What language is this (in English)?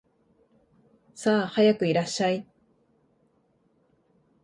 Japanese